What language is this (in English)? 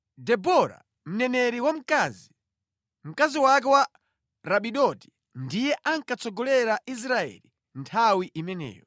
Nyanja